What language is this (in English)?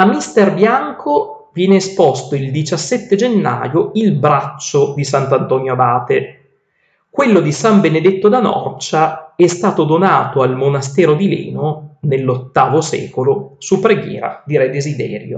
Italian